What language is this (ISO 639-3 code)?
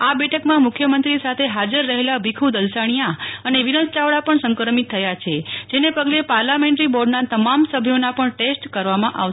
guj